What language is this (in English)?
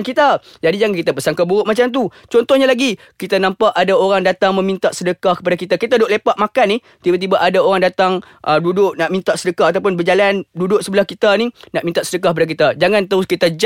Malay